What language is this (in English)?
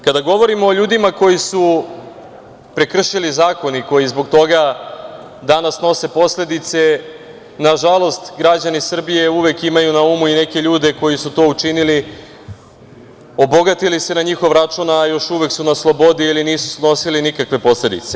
Serbian